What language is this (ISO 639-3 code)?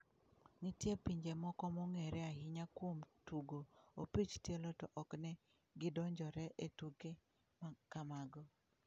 luo